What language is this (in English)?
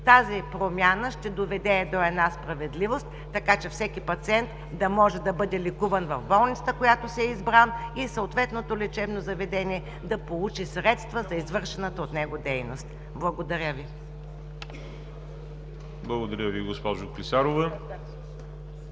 Bulgarian